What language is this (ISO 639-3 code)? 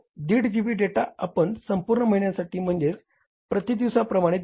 mar